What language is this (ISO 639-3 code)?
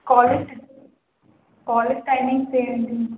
tel